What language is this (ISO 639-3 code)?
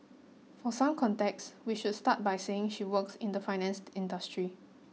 eng